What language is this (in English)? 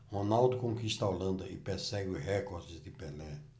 Portuguese